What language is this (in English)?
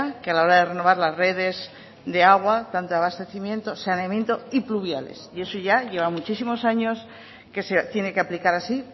Spanish